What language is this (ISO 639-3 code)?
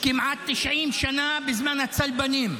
heb